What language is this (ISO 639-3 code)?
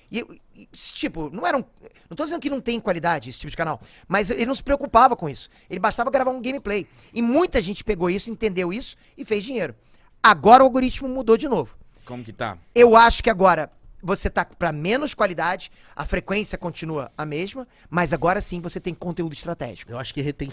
por